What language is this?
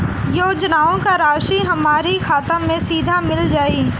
Bhojpuri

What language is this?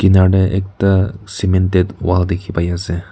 Naga Pidgin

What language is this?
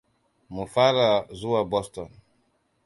Hausa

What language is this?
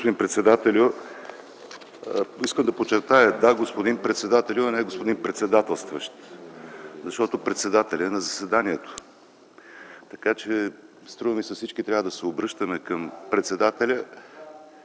Bulgarian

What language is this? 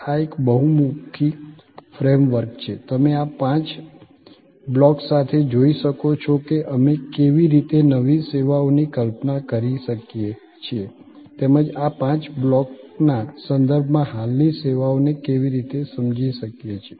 Gujarati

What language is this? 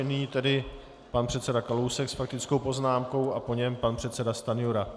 Czech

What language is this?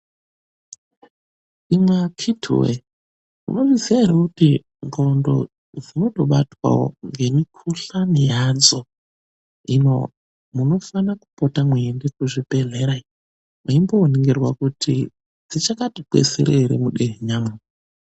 Ndau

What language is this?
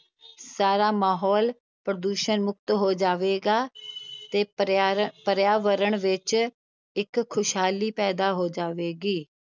Punjabi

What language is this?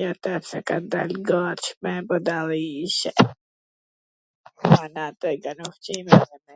Gheg Albanian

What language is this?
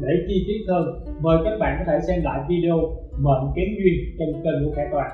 Vietnamese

